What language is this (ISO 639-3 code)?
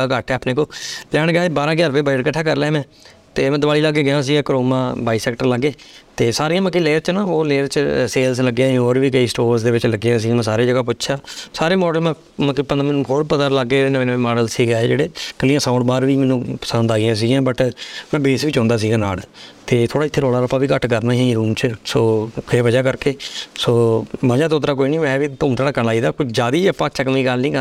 pan